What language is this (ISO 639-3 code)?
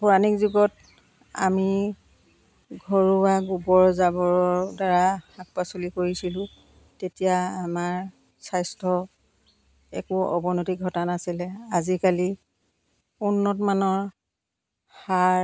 asm